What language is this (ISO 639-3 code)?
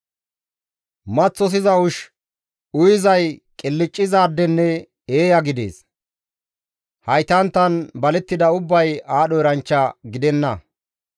gmv